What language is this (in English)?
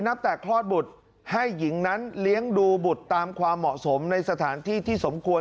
Thai